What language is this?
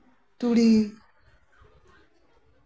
Santali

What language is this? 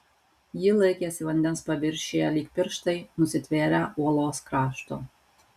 Lithuanian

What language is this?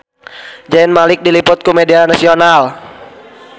Sundanese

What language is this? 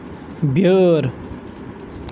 Kashmiri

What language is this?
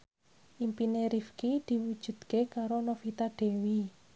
Javanese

